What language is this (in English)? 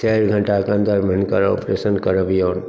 Maithili